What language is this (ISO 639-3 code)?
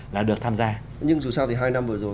vie